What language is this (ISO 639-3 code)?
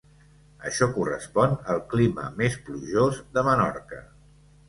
cat